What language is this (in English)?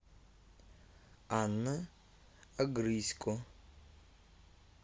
Russian